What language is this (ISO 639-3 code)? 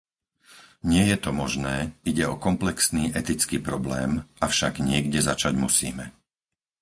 slk